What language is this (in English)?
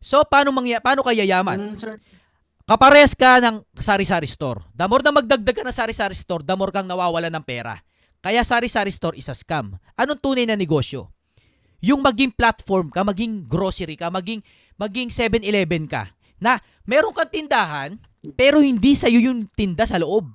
Filipino